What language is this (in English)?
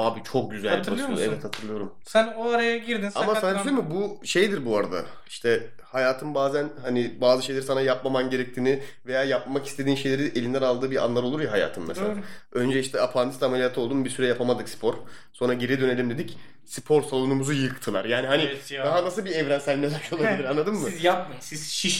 Turkish